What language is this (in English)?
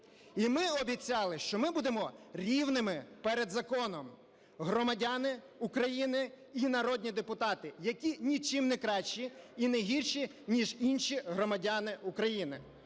Ukrainian